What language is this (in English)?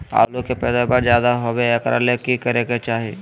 Magahi